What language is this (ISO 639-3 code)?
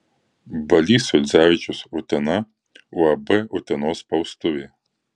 lit